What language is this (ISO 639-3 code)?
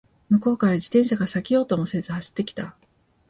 jpn